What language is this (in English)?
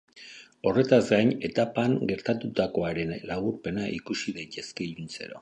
Basque